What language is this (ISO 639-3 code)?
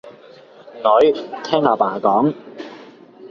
yue